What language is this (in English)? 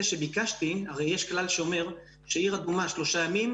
Hebrew